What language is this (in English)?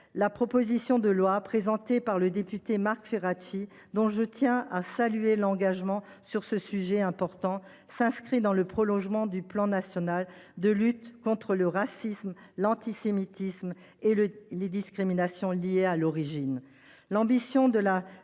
French